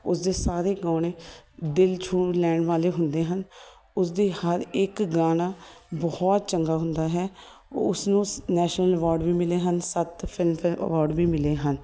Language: Punjabi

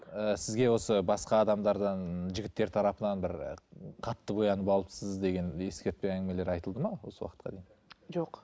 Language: Kazakh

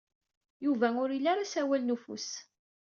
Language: Kabyle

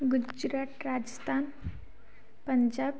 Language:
Odia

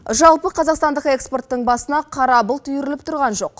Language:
Kazakh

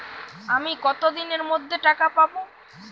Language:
Bangla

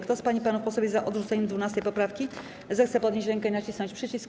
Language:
Polish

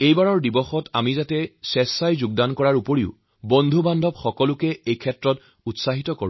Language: Assamese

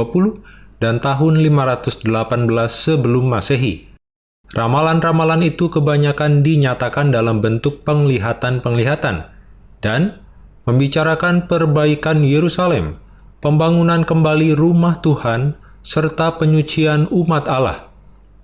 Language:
Indonesian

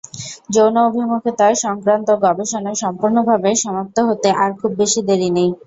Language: Bangla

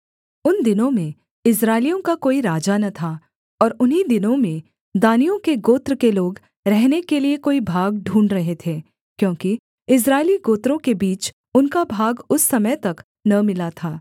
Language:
Hindi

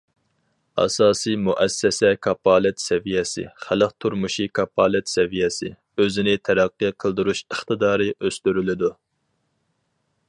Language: Uyghur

